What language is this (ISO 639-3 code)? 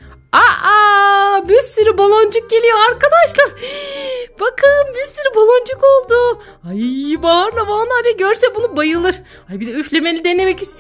tur